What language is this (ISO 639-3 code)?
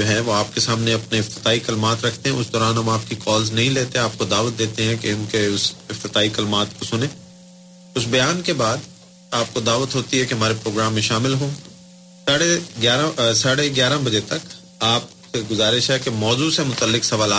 urd